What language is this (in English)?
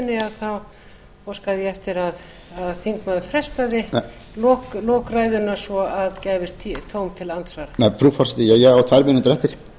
Icelandic